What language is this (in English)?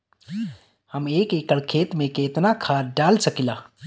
Bhojpuri